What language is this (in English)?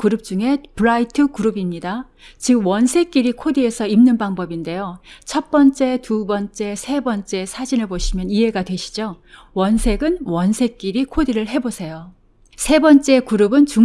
Korean